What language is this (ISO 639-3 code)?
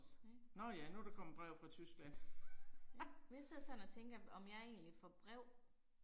dan